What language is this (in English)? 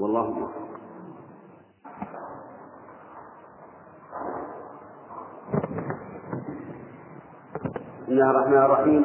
Arabic